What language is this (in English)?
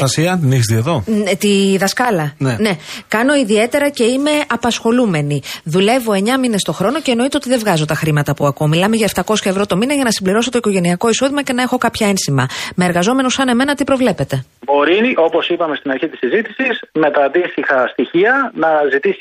Greek